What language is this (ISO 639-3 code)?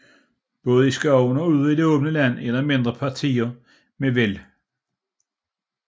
dan